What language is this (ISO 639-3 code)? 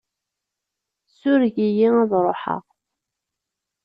kab